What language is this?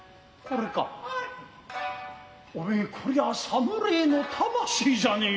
Japanese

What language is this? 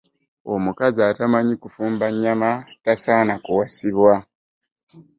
Ganda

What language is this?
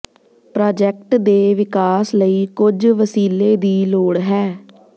Punjabi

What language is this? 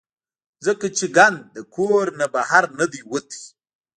Pashto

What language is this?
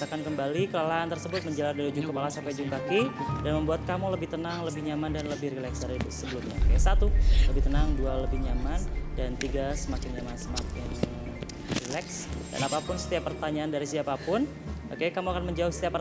Indonesian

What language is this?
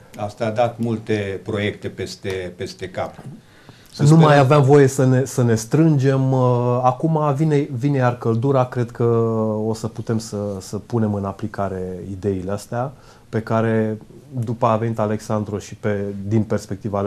Romanian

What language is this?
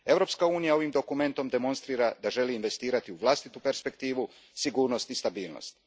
Croatian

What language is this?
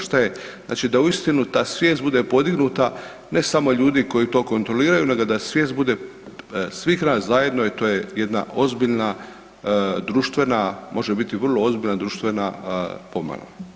Croatian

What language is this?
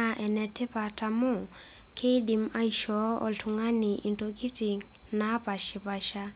Masai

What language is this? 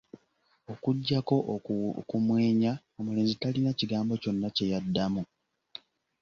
Ganda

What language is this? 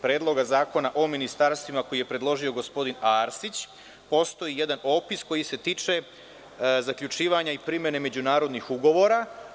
Serbian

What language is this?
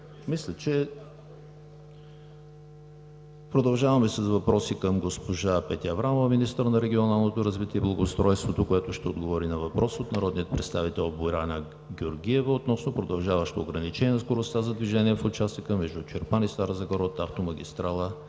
Bulgarian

